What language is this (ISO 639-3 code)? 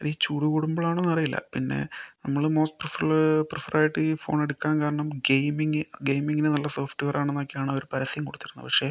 mal